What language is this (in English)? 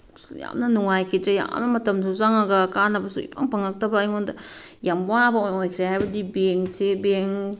Manipuri